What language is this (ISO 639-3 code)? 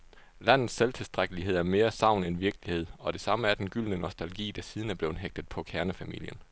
dan